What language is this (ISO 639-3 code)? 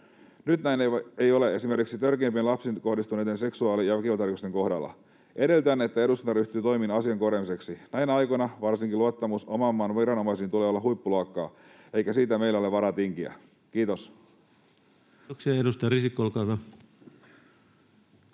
fin